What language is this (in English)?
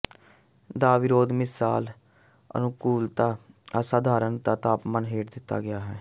Punjabi